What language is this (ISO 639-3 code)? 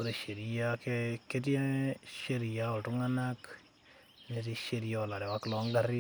mas